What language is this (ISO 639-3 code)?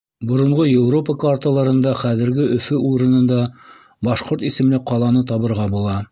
bak